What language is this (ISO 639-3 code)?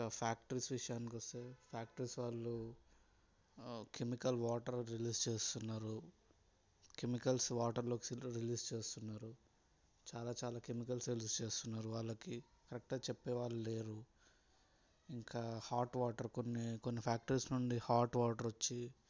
tel